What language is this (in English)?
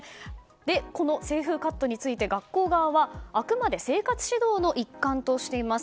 Japanese